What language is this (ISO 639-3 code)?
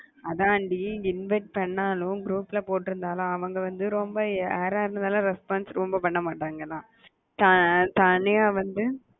tam